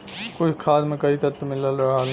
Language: Bhojpuri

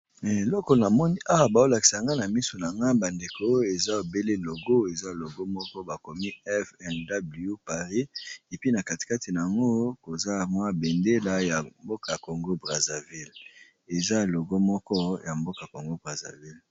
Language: Lingala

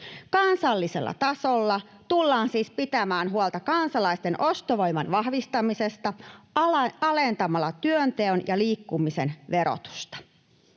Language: Finnish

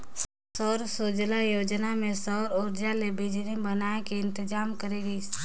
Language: Chhattisgarhi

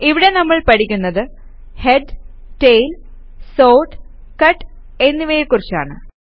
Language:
Malayalam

